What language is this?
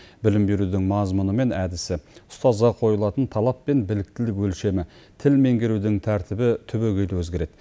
Kazakh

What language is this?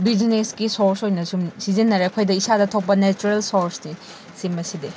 Manipuri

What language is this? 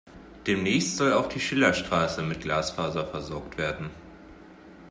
German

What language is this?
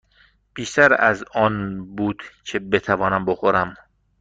Persian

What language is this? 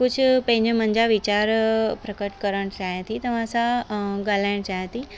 Sindhi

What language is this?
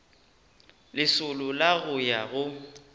Northern Sotho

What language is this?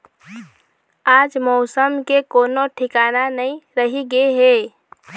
Chhattisgarhi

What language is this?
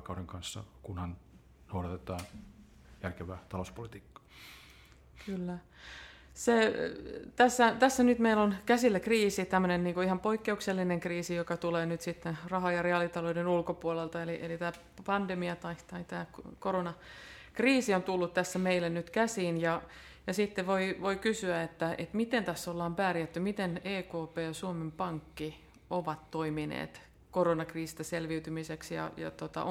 Finnish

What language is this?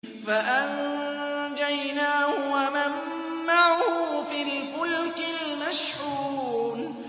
Arabic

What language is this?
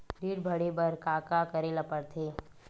Chhattisgarhi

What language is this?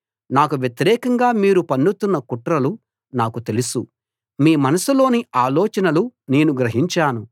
Telugu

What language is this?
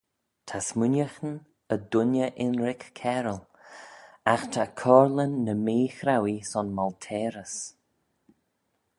Manx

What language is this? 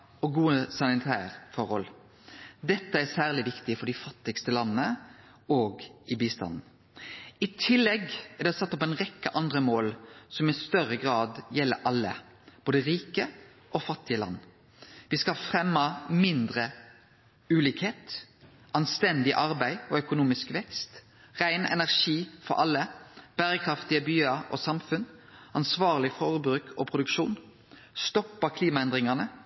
Norwegian Nynorsk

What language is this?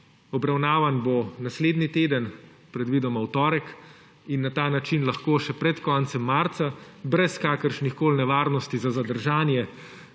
Slovenian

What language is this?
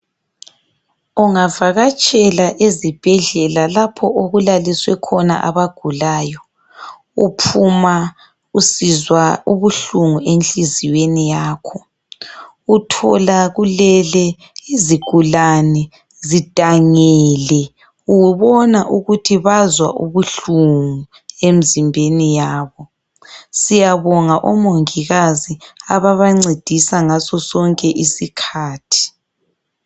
North Ndebele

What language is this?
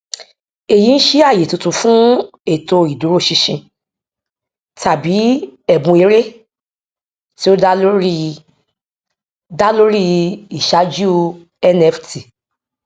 Yoruba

